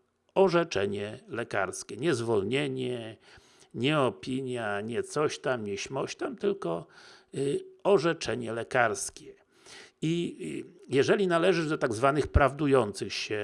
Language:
Polish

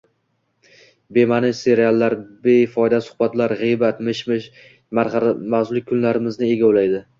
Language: Uzbek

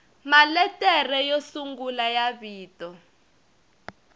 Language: Tsonga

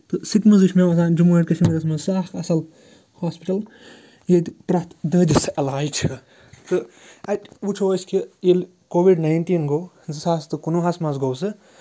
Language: Kashmiri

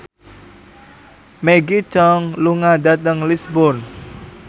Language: Javanese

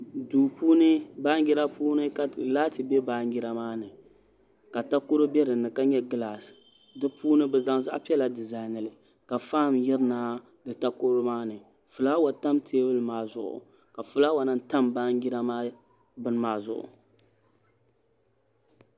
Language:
Dagbani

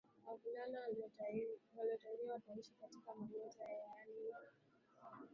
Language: Swahili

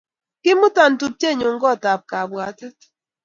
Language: Kalenjin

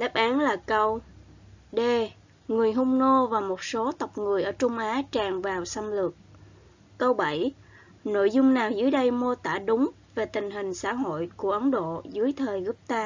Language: Vietnamese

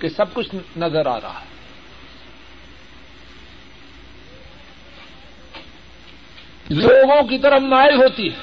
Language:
Urdu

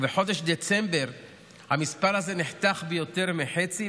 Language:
Hebrew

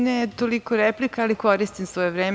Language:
Serbian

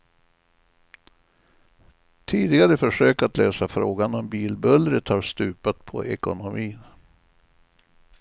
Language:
Swedish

